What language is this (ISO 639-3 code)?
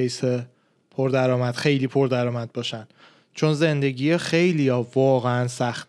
fas